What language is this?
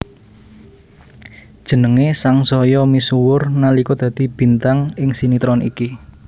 Javanese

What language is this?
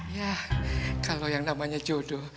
Indonesian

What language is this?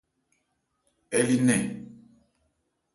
Ebrié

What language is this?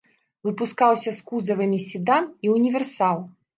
Belarusian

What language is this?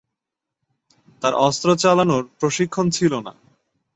Bangla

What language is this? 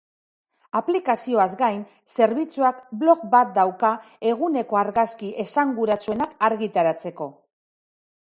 Basque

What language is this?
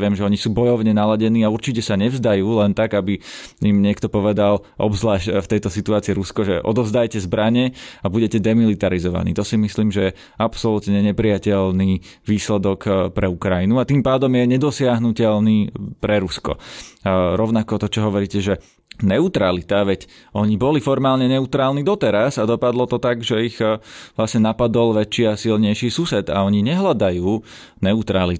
Slovak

